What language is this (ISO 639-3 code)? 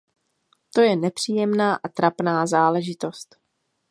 ces